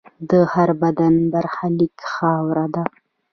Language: Pashto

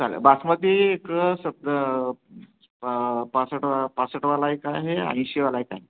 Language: Marathi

